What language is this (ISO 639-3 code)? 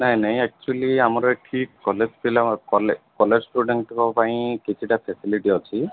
ori